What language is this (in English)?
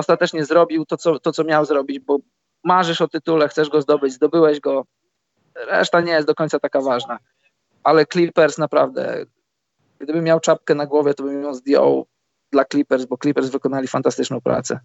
Polish